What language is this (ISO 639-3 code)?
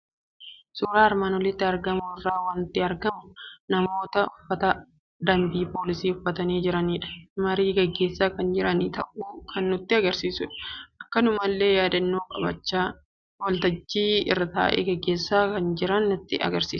orm